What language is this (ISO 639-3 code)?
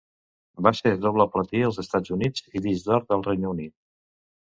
cat